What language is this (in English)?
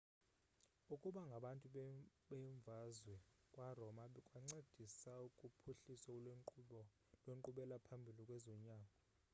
Xhosa